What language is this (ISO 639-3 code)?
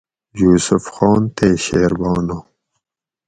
gwc